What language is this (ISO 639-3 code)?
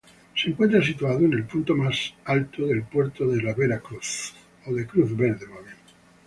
spa